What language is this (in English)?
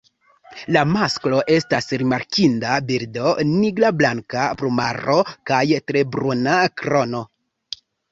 Esperanto